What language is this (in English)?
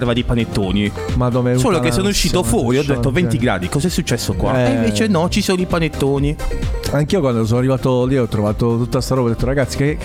Italian